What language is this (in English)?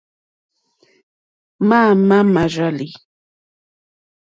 Mokpwe